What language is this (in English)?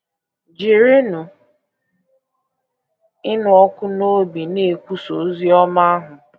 Igbo